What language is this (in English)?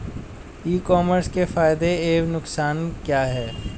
Hindi